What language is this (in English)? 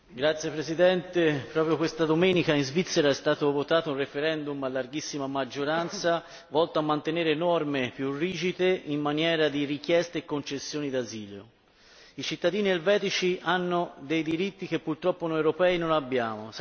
Italian